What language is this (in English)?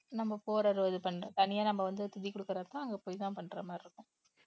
Tamil